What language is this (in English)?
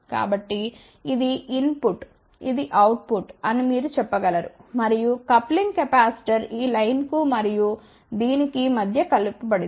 Telugu